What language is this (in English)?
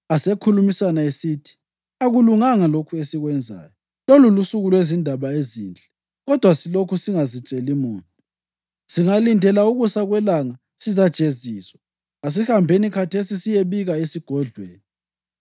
North Ndebele